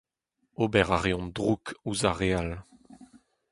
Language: Breton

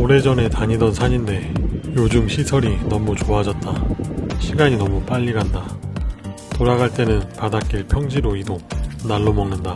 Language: Korean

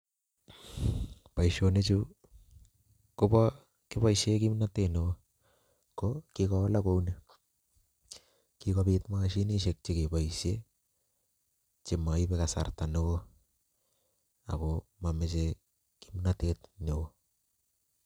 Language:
Kalenjin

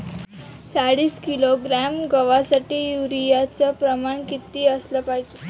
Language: Marathi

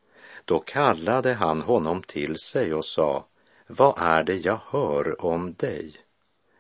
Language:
Swedish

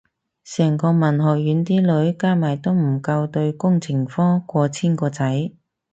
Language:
Cantonese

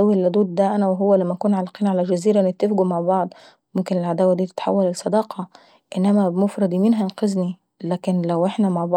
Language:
Saidi Arabic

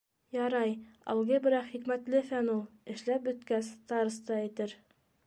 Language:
Bashkir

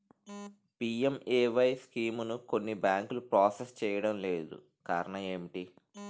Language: Telugu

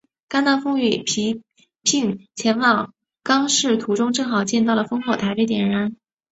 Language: Chinese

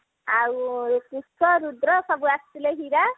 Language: Odia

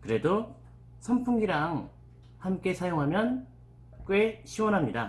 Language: Korean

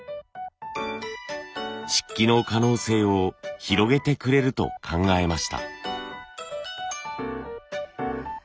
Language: Japanese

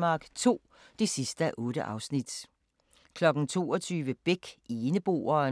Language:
Danish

